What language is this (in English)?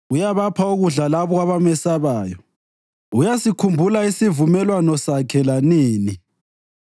North Ndebele